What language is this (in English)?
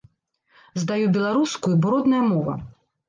Belarusian